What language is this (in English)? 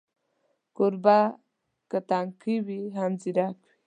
Pashto